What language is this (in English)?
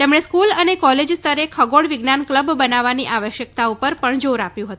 Gujarati